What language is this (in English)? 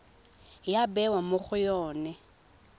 Tswana